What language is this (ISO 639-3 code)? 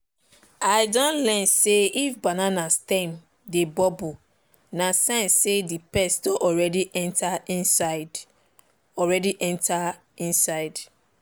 pcm